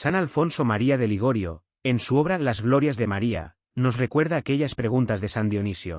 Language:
Spanish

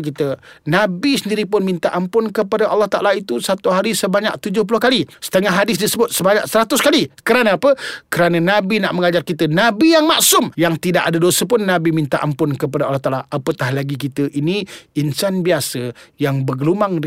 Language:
Malay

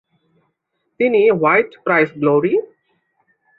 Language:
Bangla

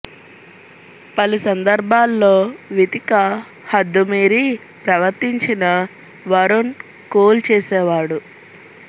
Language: Telugu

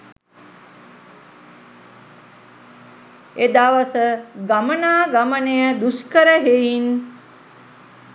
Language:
Sinhala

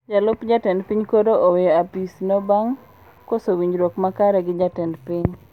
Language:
Luo (Kenya and Tanzania)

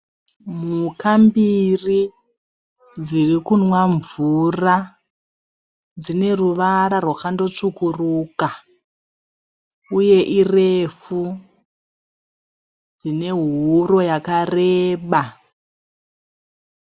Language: Shona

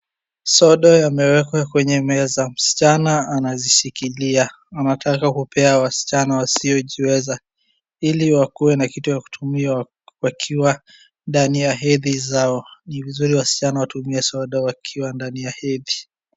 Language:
Swahili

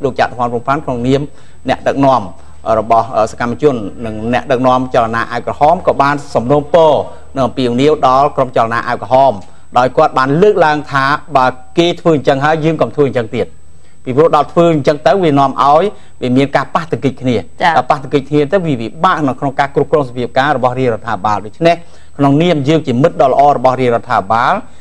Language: Thai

